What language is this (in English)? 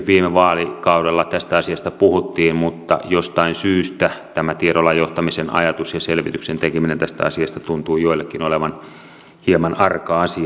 Finnish